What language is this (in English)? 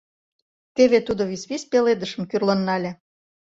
Mari